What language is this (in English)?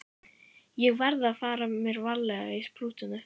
Icelandic